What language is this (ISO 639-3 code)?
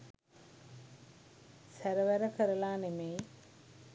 sin